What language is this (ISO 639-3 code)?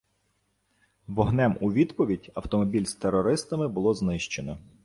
ukr